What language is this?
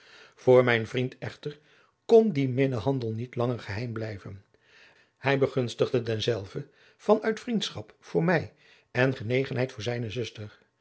Dutch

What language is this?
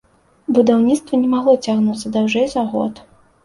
Belarusian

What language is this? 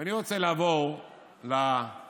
Hebrew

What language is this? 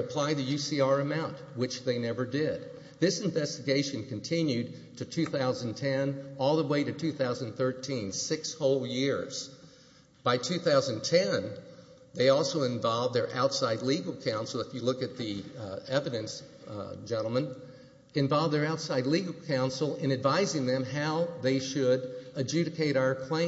English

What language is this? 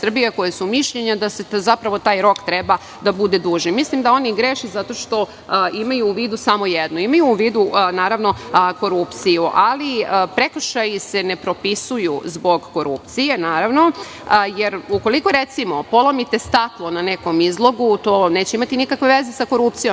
Serbian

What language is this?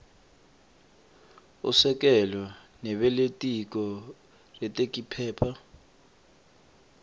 Swati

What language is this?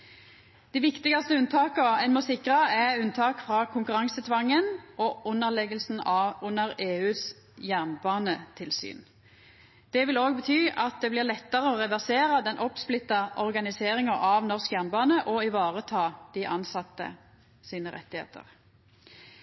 Norwegian Nynorsk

